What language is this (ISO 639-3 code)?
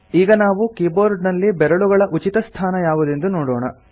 kan